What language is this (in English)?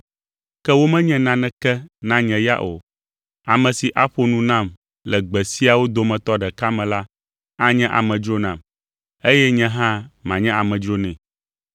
Ewe